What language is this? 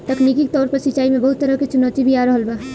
Bhojpuri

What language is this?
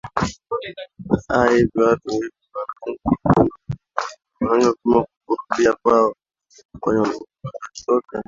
Swahili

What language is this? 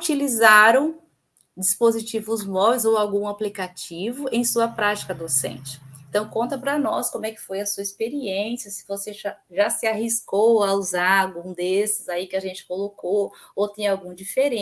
Portuguese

